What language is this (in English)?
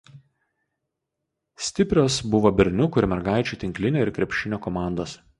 Lithuanian